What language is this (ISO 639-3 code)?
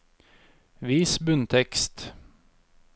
nor